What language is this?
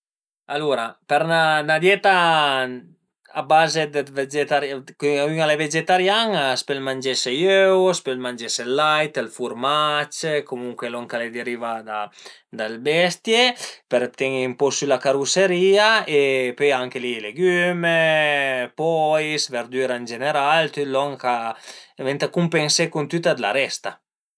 Piedmontese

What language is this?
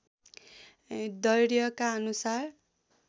Nepali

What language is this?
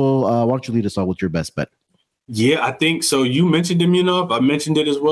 English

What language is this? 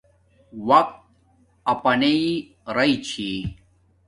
Domaaki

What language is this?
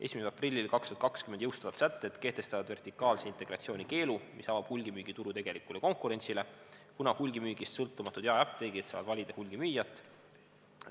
Estonian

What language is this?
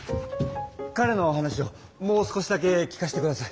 Japanese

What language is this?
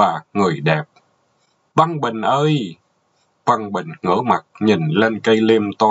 Vietnamese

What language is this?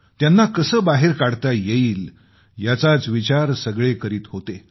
Marathi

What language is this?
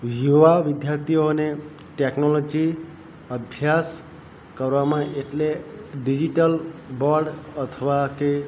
Gujarati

